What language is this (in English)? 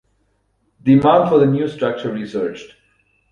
English